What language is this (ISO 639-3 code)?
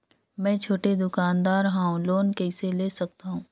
hne